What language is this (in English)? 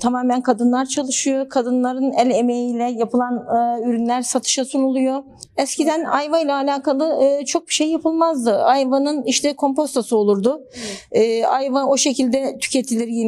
Turkish